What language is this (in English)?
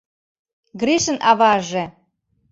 Mari